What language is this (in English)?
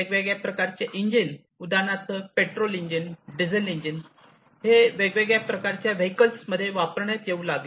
Marathi